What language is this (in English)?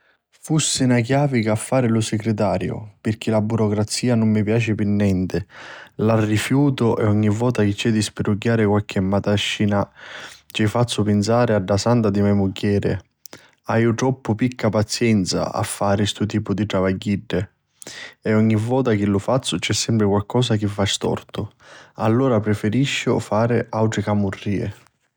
Sicilian